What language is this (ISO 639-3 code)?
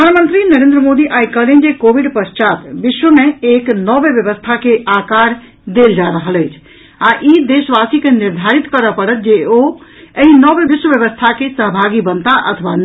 mai